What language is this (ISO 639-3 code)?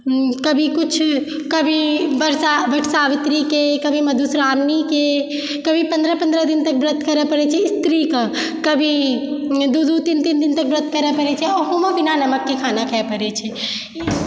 mai